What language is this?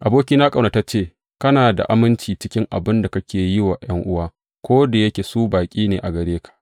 Hausa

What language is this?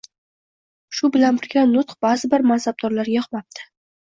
Uzbek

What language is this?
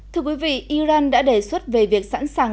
Vietnamese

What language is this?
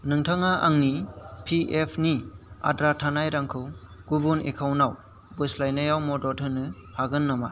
Bodo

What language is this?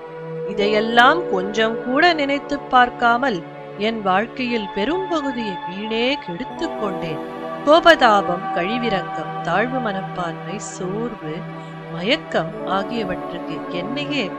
Tamil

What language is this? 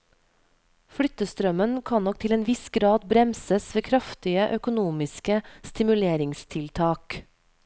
Norwegian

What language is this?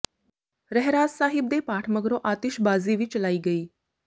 Punjabi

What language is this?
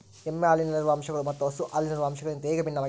Kannada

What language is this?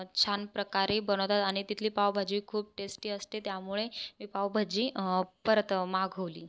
Marathi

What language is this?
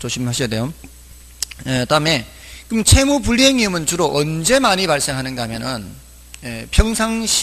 Korean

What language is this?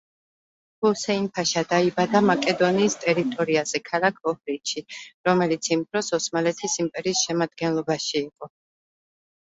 Georgian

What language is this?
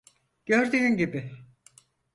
Turkish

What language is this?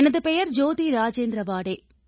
Tamil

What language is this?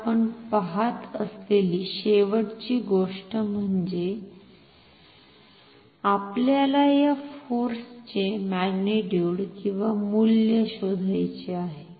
Marathi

